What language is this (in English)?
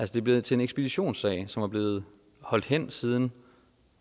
Danish